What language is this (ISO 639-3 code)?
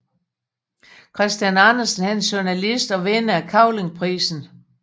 dan